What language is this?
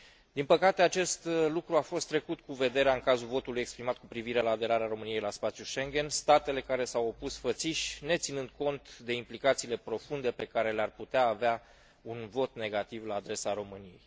Romanian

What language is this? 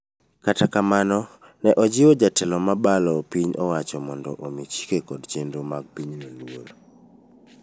Luo (Kenya and Tanzania)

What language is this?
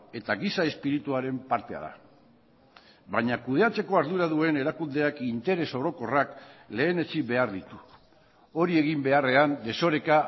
Basque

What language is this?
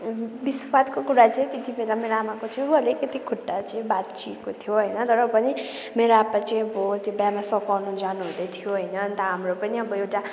Nepali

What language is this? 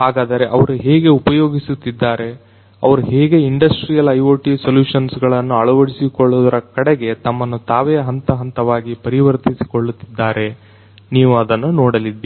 Kannada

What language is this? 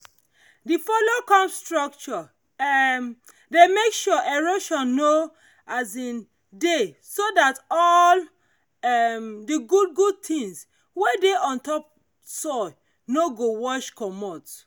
Nigerian Pidgin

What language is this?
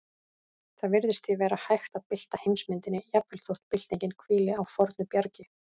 Icelandic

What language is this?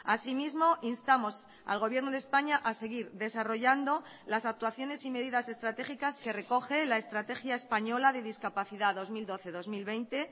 Spanish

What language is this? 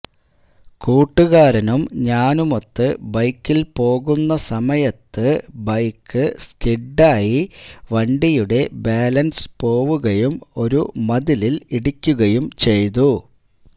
Malayalam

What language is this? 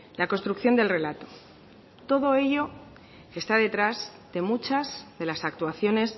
Spanish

